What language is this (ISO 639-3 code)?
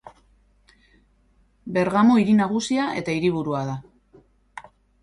eus